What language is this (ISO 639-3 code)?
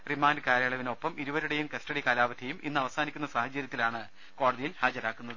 mal